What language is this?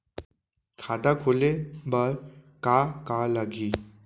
Chhattisgarhi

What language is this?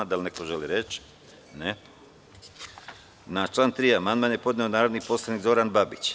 Serbian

